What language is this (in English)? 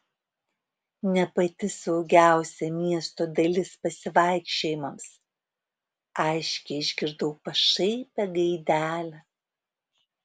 Lithuanian